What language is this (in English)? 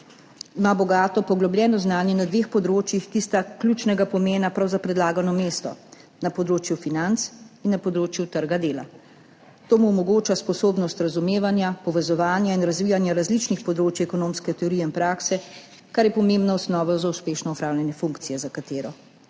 Slovenian